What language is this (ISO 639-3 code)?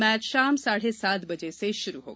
hin